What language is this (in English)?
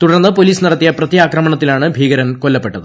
Malayalam